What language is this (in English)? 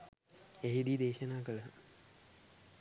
Sinhala